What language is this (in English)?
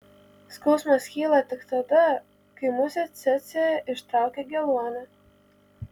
Lithuanian